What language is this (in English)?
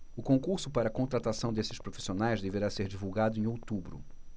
Portuguese